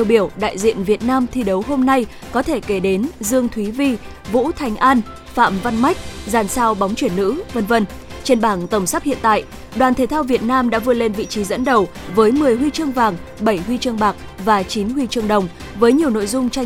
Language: Vietnamese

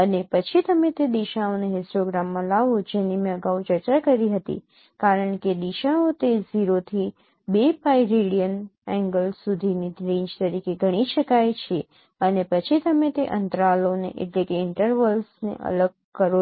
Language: Gujarati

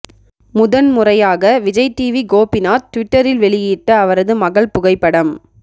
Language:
Tamil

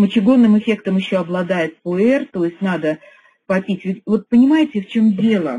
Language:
Russian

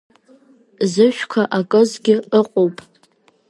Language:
Abkhazian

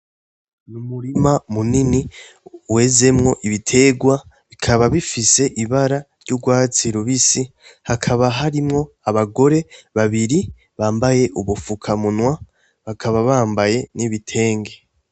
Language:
Rundi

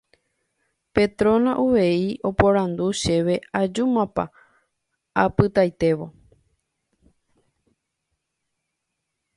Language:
Guarani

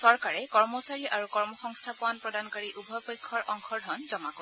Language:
Assamese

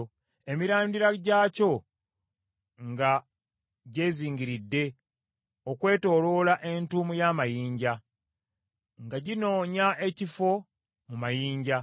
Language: Ganda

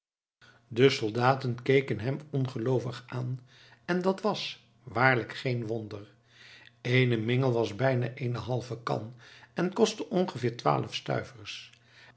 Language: Dutch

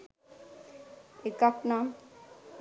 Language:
Sinhala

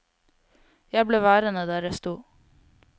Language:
Norwegian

